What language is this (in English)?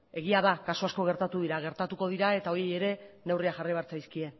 Basque